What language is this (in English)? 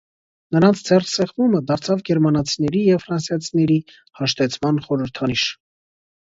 Armenian